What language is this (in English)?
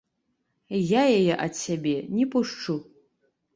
Belarusian